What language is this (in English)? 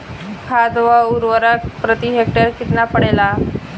Bhojpuri